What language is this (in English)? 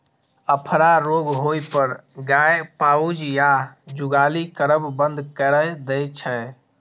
Maithili